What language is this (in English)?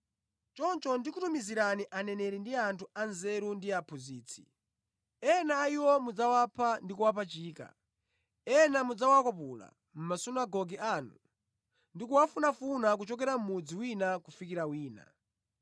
Nyanja